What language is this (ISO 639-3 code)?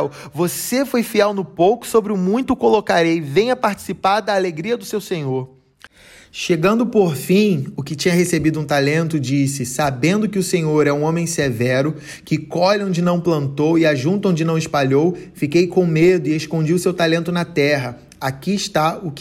por